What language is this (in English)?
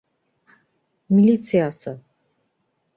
Bashkir